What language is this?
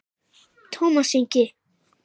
Icelandic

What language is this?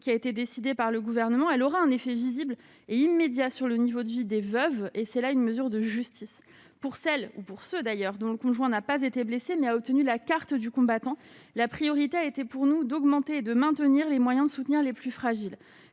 French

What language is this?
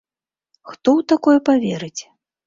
Belarusian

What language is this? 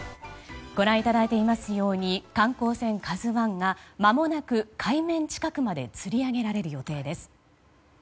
Japanese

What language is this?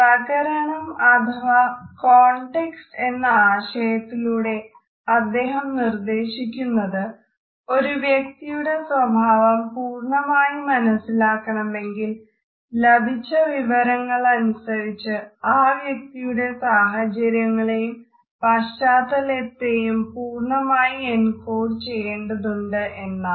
Malayalam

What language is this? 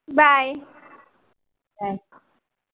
Marathi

